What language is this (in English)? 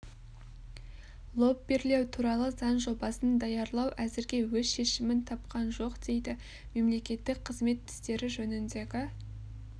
Kazakh